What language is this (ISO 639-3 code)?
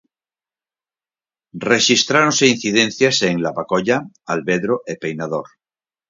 glg